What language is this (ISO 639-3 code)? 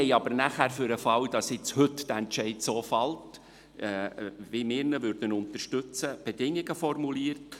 gsw